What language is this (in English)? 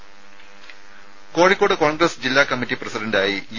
Malayalam